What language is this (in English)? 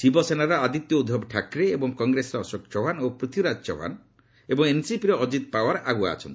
Odia